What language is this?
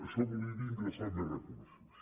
Catalan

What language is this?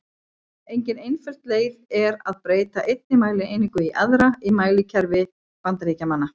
Icelandic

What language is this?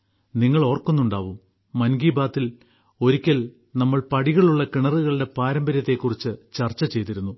Malayalam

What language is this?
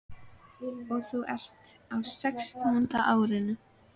Icelandic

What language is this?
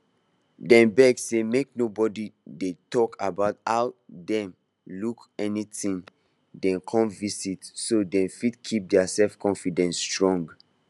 Nigerian Pidgin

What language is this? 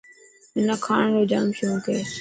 Dhatki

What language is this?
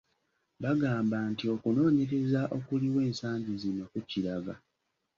Ganda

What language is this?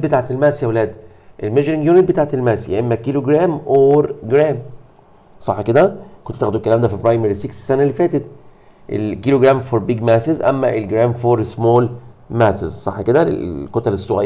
Arabic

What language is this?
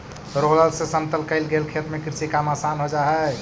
Magahi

